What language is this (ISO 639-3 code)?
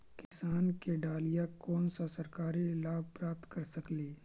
mag